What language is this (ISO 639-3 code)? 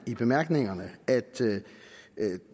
dan